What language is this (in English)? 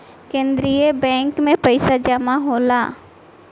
Bhojpuri